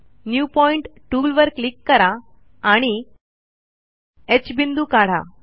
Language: Marathi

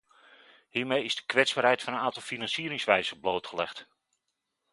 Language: Dutch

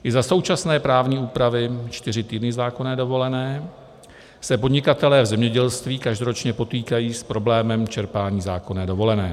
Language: Czech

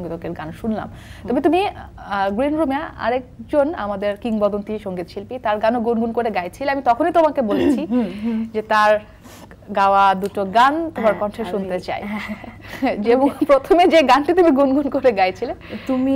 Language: Hindi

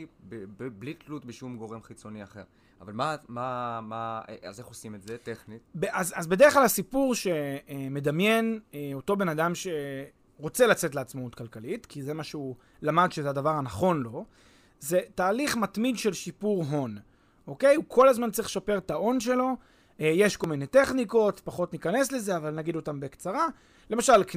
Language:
Hebrew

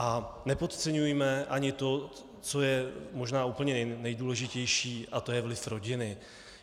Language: Czech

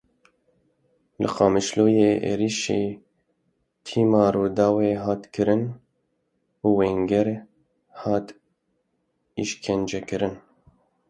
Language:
Kurdish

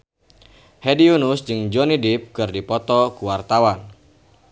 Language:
Sundanese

